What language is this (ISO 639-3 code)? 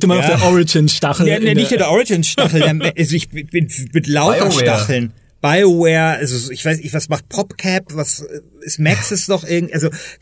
deu